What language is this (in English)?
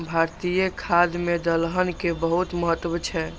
Maithili